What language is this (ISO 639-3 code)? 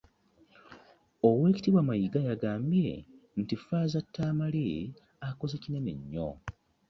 lug